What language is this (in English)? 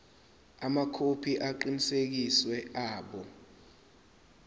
Zulu